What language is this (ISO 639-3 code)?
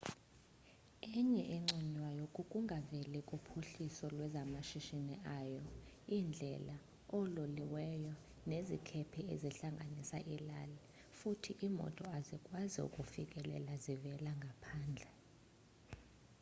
xho